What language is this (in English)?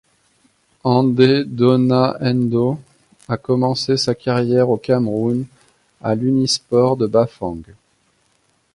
French